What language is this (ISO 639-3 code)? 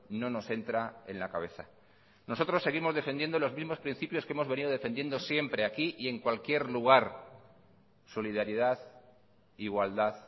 spa